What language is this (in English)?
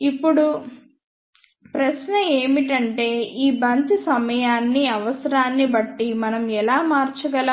Telugu